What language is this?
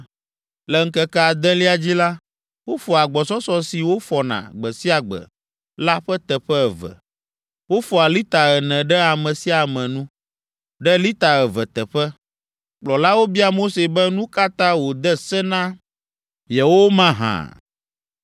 Ewe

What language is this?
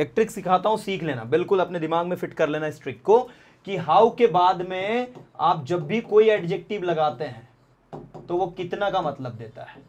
Hindi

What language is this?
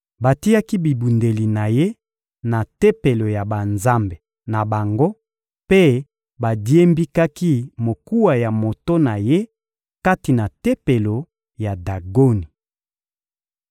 Lingala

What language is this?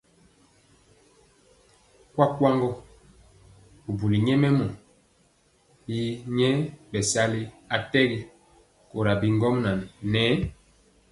Mpiemo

